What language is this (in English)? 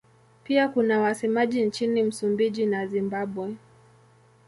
Swahili